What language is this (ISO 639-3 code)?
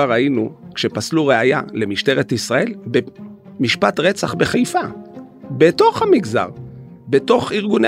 heb